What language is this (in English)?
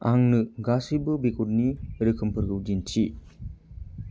Bodo